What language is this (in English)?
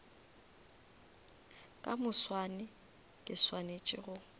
Northern Sotho